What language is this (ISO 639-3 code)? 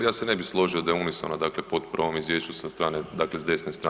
hrv